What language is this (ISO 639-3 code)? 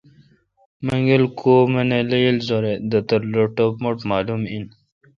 xka